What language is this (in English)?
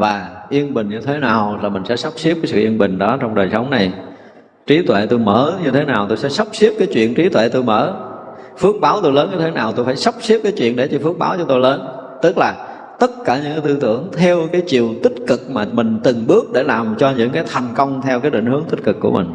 Vietnamese